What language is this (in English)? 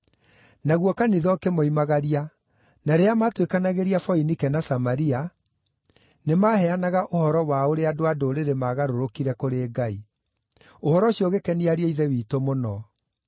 Kikuyu